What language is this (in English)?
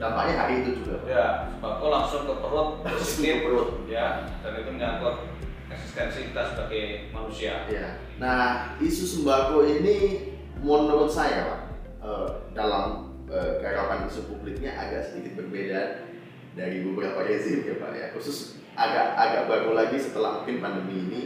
Indonesian